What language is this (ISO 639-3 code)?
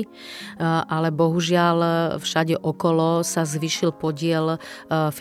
slk